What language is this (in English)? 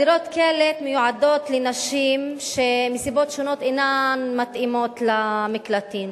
Hebrew